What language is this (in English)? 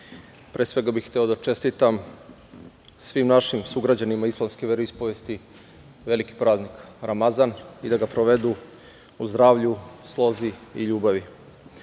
Serbian